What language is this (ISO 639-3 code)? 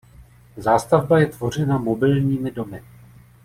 ces